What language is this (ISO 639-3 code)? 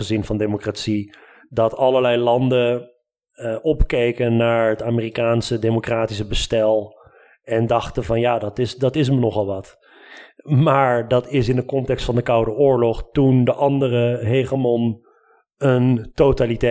nld